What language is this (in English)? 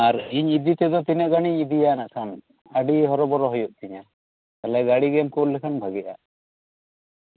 Santali